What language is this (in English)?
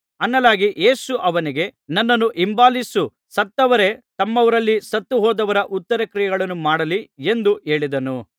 Kannada